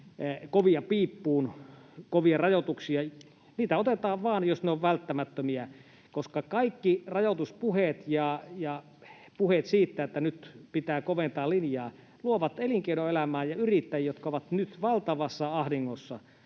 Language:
Finnish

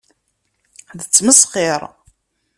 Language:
Kabyle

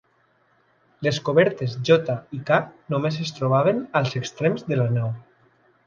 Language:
Catalan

